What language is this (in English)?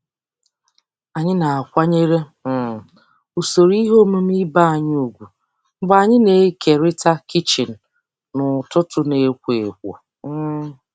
Igbo